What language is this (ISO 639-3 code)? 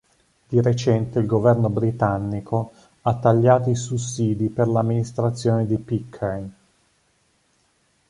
ita